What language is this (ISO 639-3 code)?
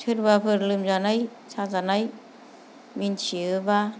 brx